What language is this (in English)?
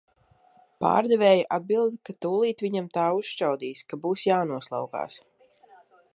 Latvian